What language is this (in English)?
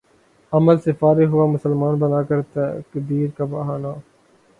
Urdu